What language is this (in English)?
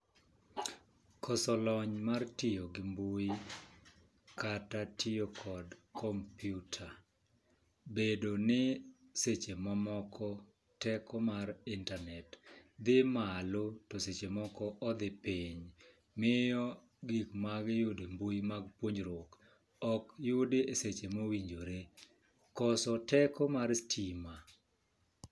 Luo (Kenya and Tanzania)